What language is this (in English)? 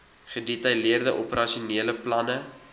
Afrikaans